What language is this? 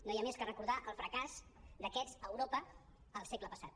Catalan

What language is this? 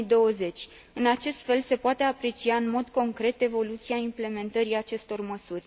Romanian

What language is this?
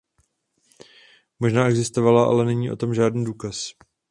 Czech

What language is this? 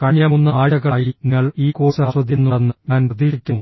Malayalam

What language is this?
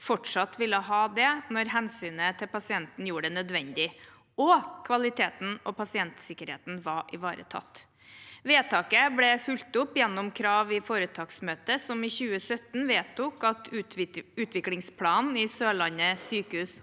Norwegian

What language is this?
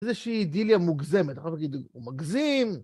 Hebrew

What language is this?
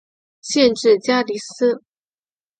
Chinese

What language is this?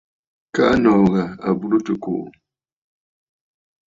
Bafut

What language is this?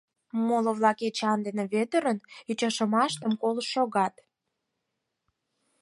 Mari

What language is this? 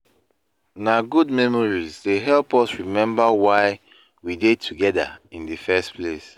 Nigerian Pidgin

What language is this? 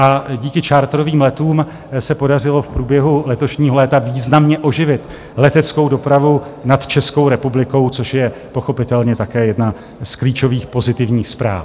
Czech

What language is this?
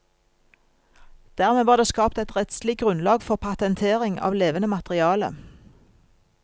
Norwegian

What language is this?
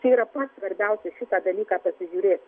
Lithuanian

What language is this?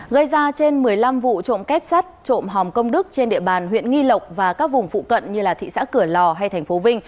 Vietnamese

